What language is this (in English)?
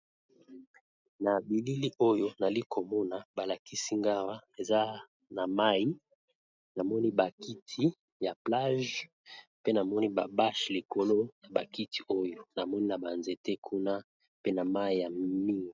Lingala